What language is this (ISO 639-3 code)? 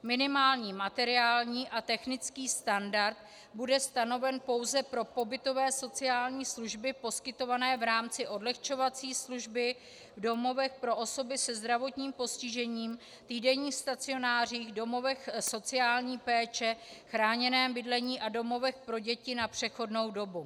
ces